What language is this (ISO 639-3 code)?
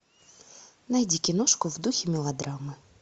rus